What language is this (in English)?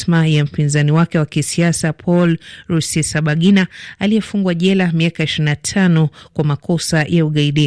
Swahili